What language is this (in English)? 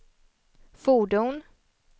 Swedish